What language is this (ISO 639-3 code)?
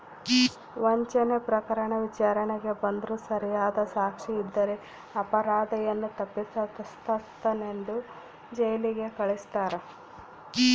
kan